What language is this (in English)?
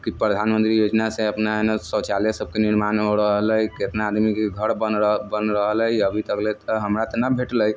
Maithili